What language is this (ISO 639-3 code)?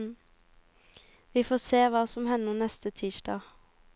nor